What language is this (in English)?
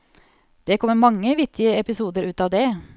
Norwegian